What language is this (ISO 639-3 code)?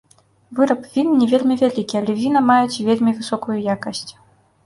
bel